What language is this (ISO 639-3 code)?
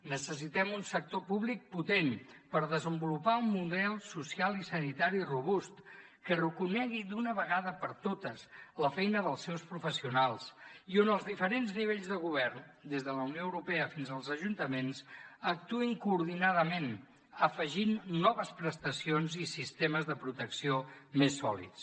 cat